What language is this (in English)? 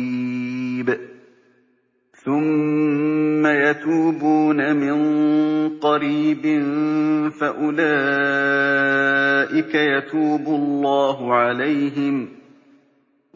Arabic